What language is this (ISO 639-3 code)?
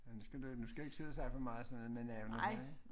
dan